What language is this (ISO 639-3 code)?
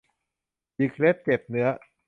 tha